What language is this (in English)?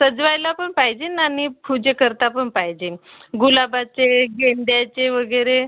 Marathi